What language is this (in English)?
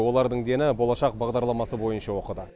Kazakh